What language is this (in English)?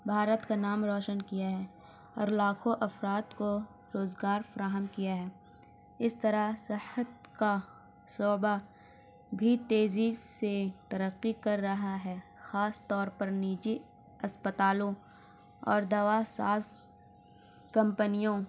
Urdu